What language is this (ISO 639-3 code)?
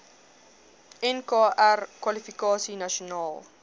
afr